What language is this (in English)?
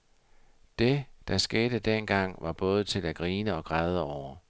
Danish